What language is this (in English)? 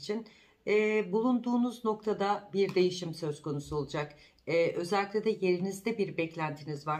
Turkish